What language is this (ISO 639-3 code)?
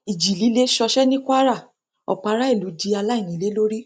yor